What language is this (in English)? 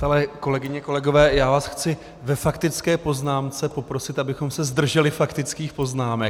Czech